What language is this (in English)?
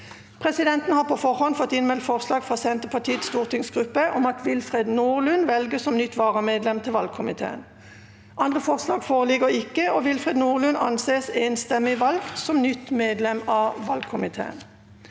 Norwegian